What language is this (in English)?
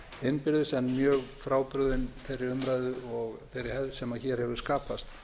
Icelandic